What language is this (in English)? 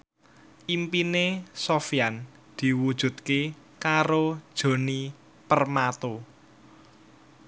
Javanese